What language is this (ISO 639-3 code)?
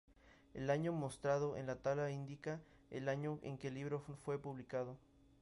spa